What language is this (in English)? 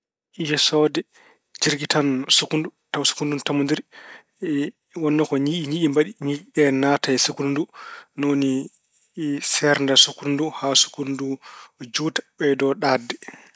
Fula